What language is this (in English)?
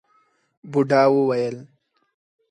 Pashto